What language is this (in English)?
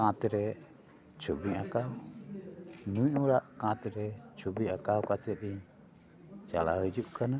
Santali